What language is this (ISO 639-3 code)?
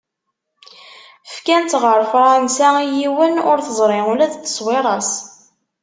kab